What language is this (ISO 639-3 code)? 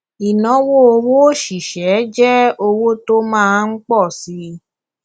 yor